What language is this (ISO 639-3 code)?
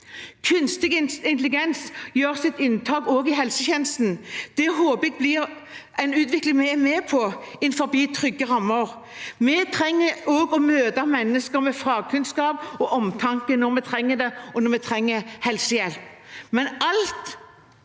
nor